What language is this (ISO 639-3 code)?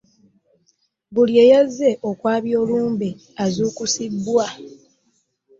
lug